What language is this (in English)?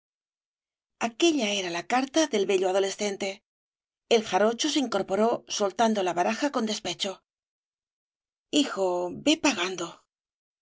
Spanish